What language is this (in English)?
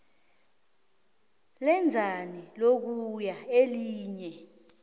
South Ndebele